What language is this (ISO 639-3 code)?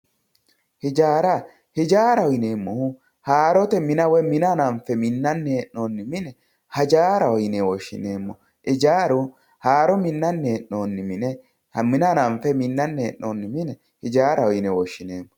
sid